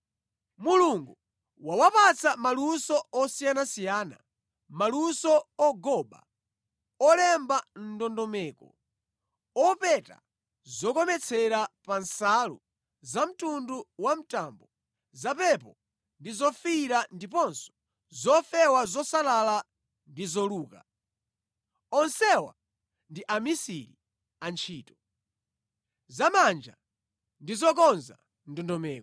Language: Nyanja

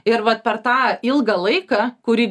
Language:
Lithuanian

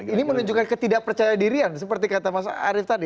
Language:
Indonesian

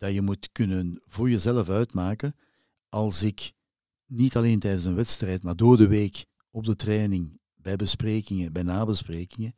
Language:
Dutch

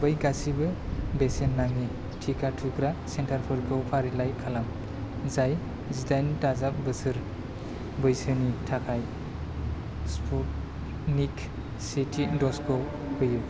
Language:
Bodo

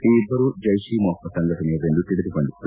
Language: Kannada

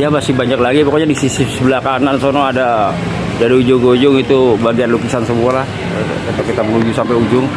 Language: Indonesian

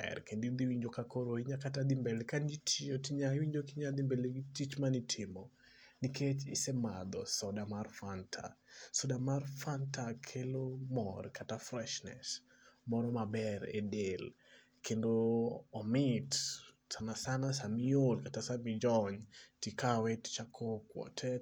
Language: Luo (Kenya and Tanzania)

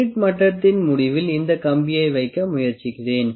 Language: Tamil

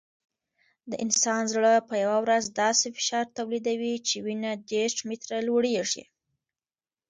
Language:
Pashto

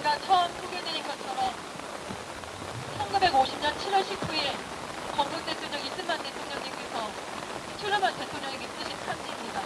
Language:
Korean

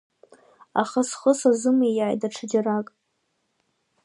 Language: Abkhazian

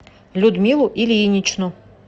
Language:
Russian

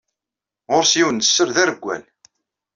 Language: Kabyle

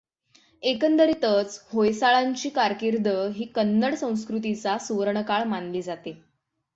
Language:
Marathi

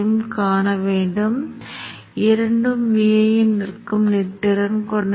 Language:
Tamil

